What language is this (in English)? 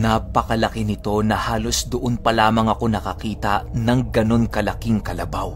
Filipino